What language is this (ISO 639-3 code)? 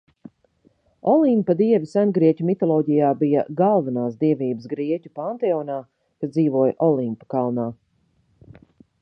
lav